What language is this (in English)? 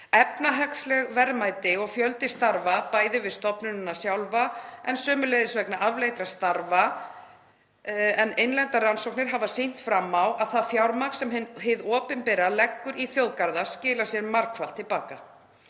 Icelandic